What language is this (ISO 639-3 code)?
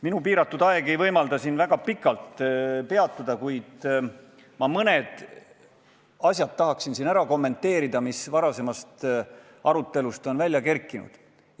est